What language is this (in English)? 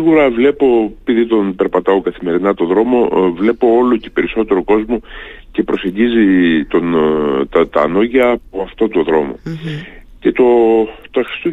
Greek